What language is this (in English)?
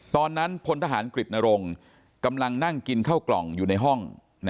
Thai